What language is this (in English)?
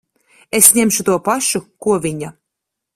Latvian